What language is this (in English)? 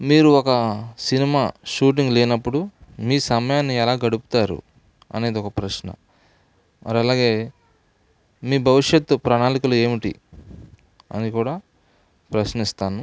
Telugu